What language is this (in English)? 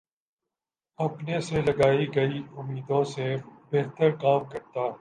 Urdu